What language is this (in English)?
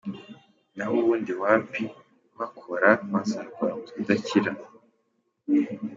Kinyarwanda